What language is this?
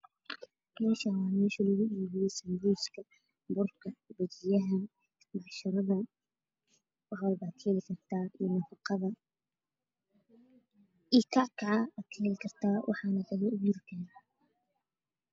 Somali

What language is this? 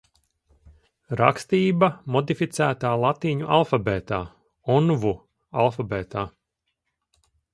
Latvian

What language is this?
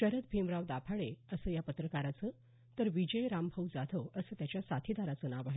Marathi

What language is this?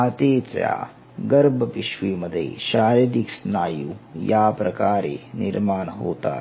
Marathi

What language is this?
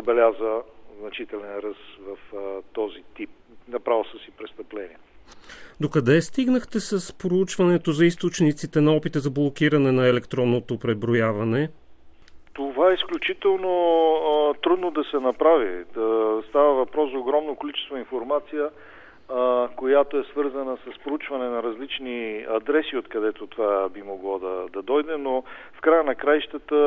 Bulgarian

